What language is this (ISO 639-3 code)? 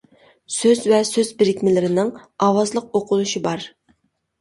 uig